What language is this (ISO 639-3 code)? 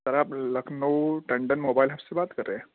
urd